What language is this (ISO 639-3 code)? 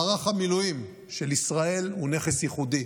heb